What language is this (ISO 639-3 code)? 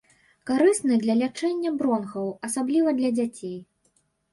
bel